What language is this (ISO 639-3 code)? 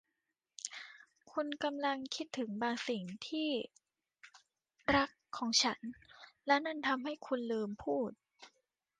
tha